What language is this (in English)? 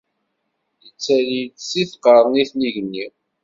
Kabyle